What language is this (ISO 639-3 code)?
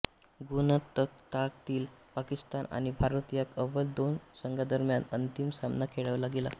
mar